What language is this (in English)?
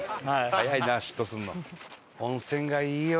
Japanese